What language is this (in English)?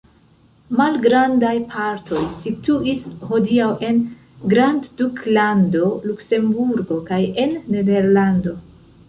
Esperanto